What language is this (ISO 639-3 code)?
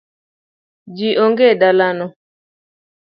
luo